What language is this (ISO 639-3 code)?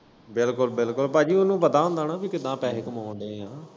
pan